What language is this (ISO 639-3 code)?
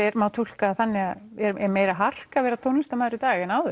isl